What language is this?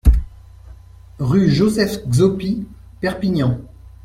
French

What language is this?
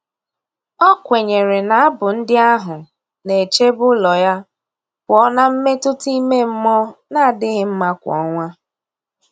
Igbo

